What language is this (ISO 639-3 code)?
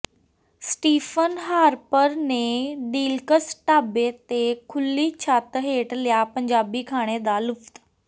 pan